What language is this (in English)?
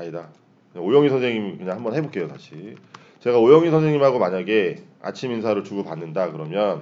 Korean